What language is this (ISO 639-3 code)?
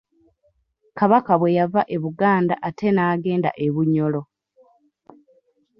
lug